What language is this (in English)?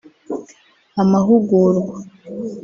Kinyarwanda